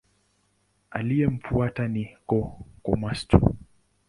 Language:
Swahili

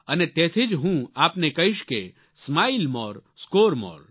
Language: Gujarati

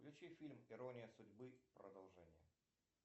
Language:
Russian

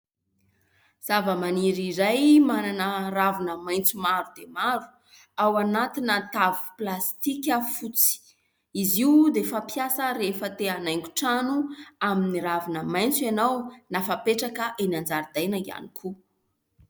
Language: Malagasy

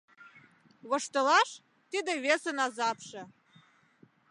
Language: Mari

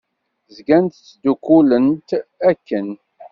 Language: Kabyle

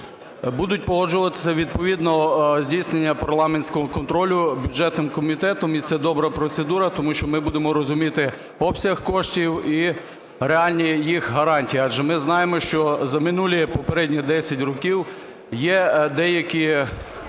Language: Ukrainian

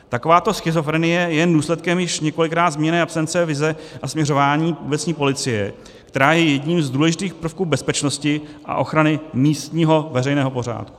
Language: Czech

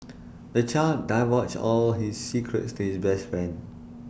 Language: English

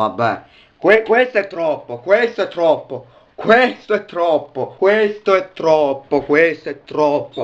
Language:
Italian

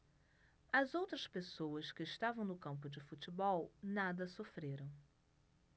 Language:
Portuguese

